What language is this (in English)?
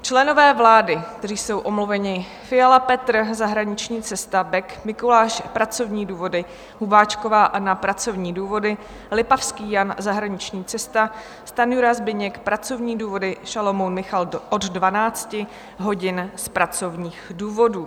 Czech